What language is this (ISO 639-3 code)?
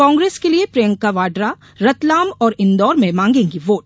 hin